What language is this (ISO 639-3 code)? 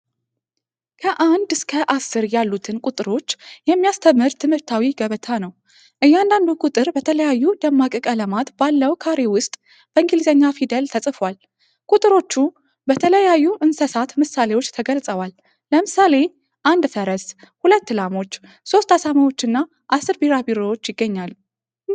amh